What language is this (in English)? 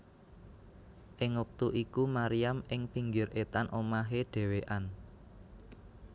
Javanese